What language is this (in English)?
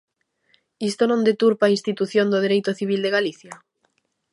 Galician